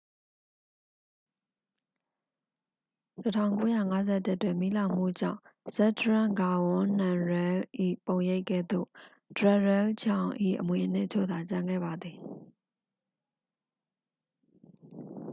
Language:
Burmese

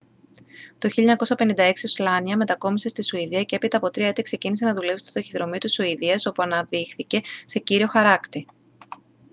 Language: Greek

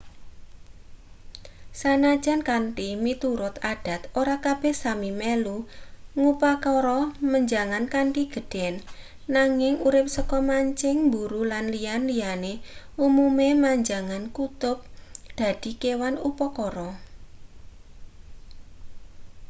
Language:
Javanese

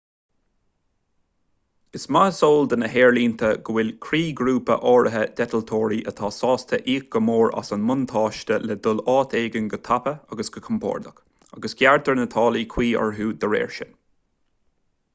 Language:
Irish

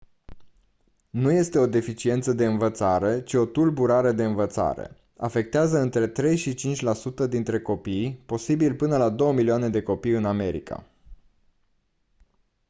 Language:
Romanian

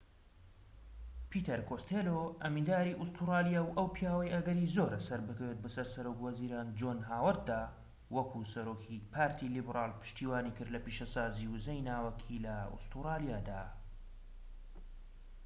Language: Central Kurdish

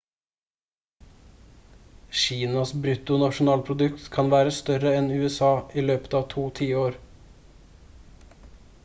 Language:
Norwegian Bokmål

